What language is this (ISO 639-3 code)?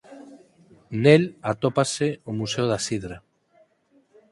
glg